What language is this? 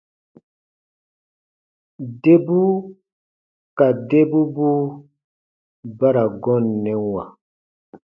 Baatonum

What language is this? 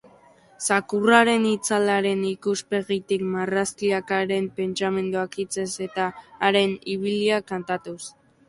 Basque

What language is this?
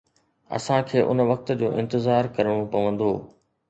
Sindhi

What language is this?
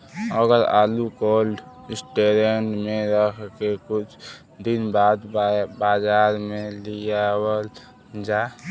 Bhojpuri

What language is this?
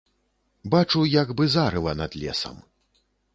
Belarusian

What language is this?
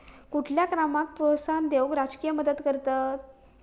Marathi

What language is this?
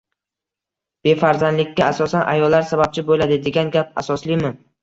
Uzbek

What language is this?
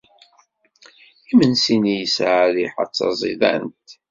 Kabyle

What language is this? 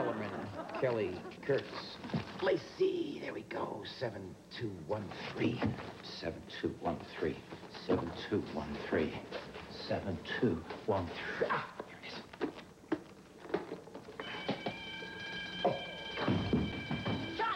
English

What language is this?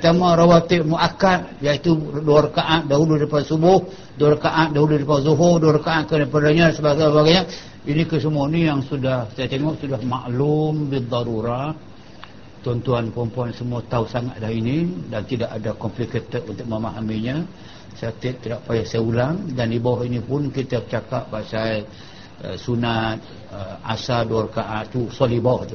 Malay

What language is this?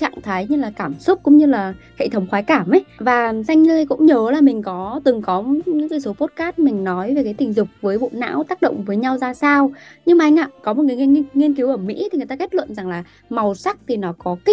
Vietnamese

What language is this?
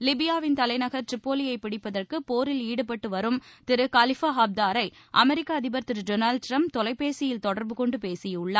Tamil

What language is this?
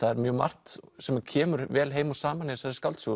Icelandic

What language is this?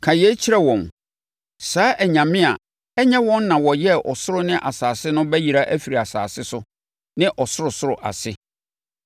Akan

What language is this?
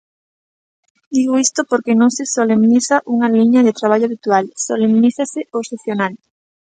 Galician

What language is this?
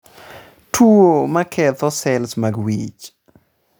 Luo (Kenya and Tanzania)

